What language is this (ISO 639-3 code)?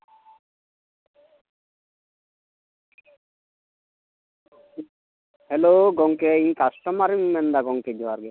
sat